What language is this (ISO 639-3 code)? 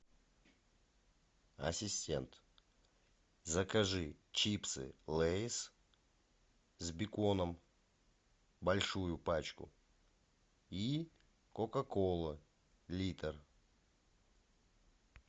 rus